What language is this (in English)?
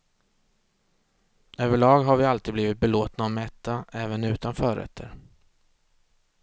Swedish